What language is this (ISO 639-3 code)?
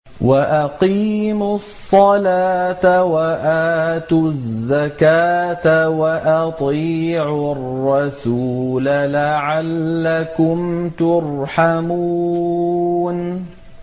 ara